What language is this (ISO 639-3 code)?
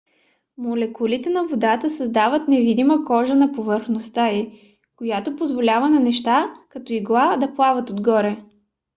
bul